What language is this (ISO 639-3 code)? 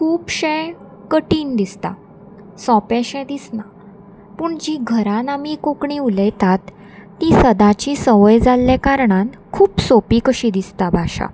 kok